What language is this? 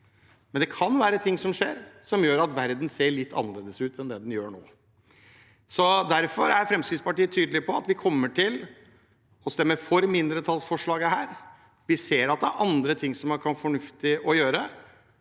Norwegian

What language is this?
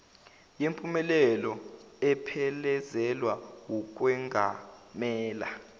Zulu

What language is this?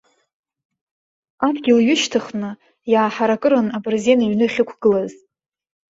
Abkhazian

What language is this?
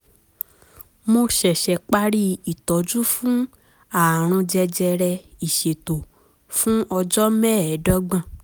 Yoruba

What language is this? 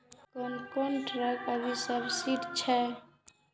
Maithili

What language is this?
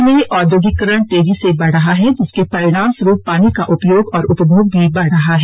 Hindi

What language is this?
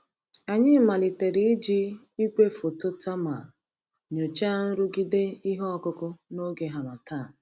Igbo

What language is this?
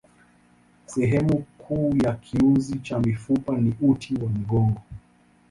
Swahili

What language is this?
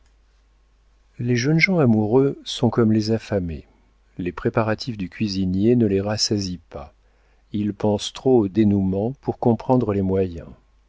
French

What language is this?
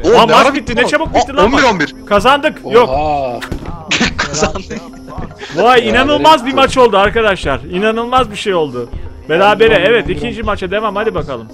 Turkish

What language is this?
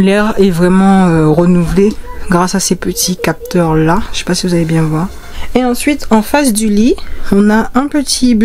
French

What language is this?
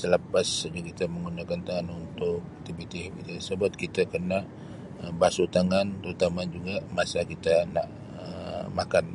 Sabah Malay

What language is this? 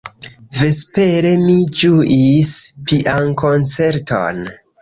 Esperanto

